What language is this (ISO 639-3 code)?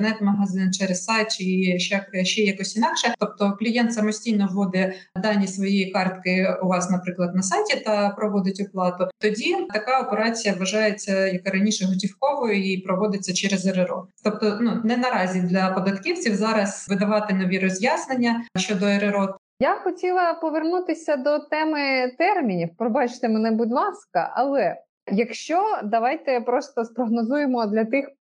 ukr